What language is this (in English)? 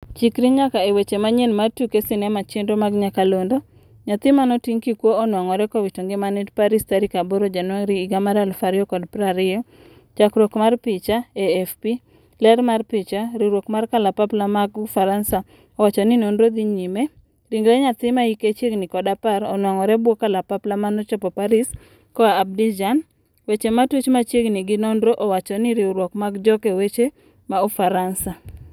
Luo (Kenya and Tanzania)